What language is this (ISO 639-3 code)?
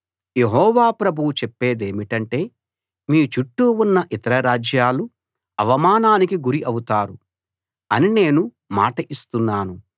tel